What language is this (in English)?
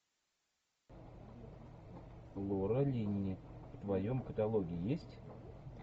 Russian